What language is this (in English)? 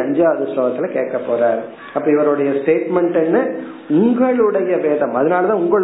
Tamil